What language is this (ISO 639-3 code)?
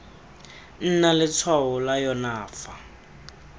tsn